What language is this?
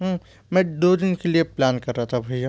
Hindi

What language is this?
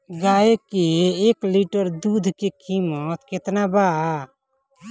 Bhojpuri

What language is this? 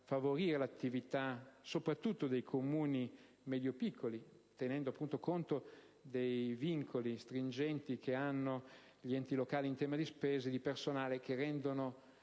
Italian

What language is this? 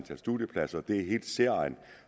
Danish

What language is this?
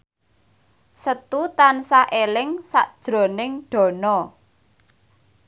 Javanese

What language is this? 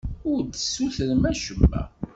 Kabyle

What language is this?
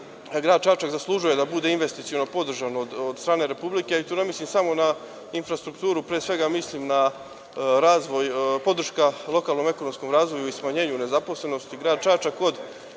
Serbian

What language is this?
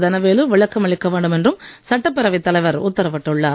Tamil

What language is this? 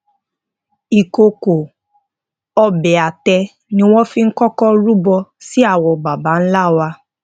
Yoruba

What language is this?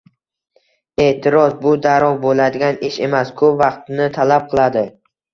Uzbek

